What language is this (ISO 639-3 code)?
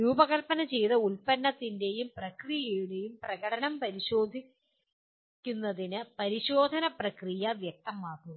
mal